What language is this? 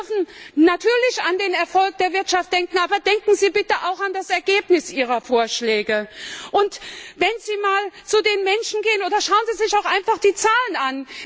German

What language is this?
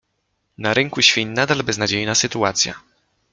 Polish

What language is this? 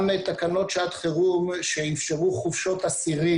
Hebrew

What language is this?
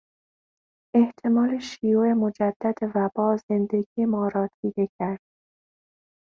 Persian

